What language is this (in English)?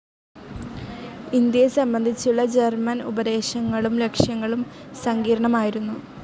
Malayalam